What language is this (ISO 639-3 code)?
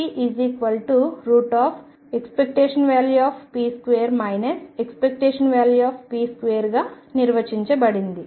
tel